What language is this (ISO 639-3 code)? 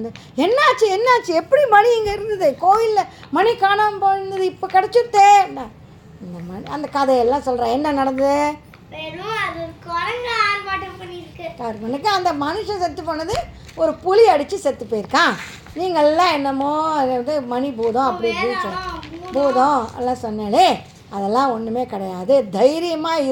tam